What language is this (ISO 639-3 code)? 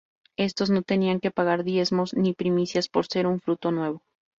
spa